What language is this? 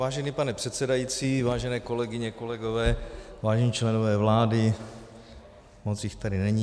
Czech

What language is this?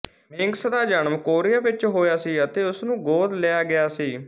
Punjabi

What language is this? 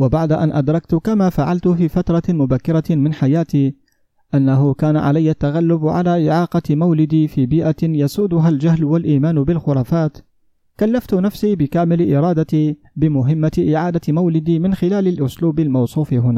Arabic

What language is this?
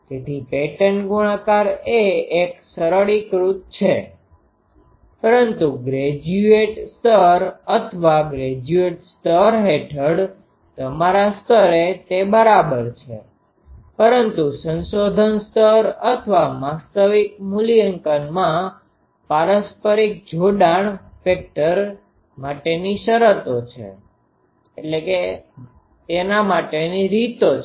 Gujarati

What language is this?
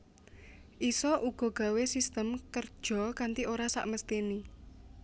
Javanese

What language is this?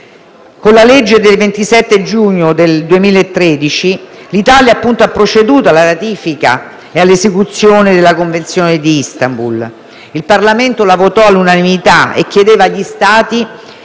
Italian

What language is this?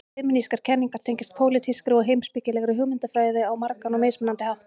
Icelandic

